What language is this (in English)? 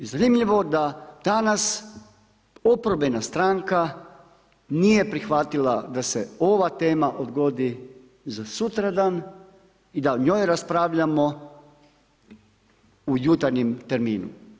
Croatian